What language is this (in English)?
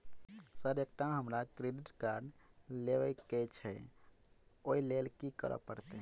Maithili